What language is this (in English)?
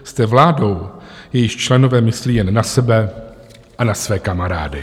Czech